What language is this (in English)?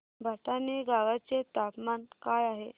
Marathi